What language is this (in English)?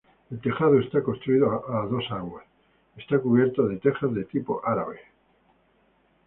Spanish